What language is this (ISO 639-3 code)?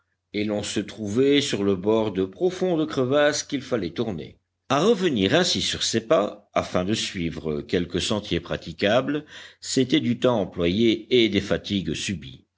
fra